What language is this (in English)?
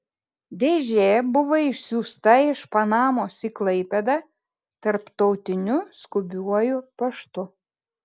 Lithuanian